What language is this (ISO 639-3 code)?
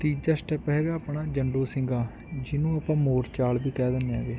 pan